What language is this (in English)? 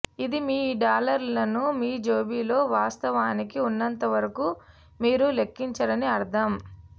Telugu